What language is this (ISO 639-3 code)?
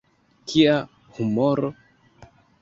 epo